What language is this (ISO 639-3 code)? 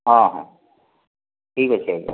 ori